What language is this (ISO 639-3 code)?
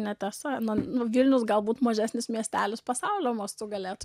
lit